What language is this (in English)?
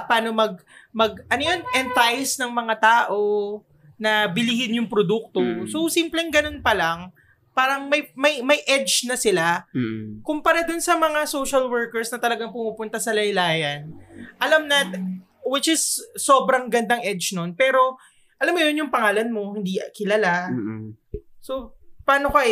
Filipino